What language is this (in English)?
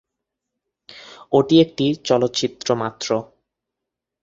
Bangla